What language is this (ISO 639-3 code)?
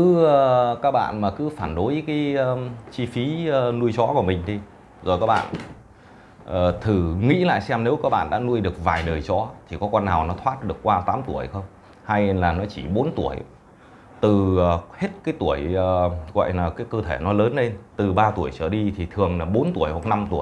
vie